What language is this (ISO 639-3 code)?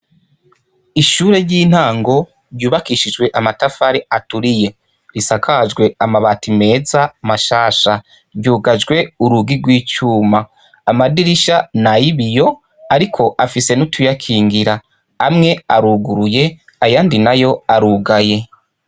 run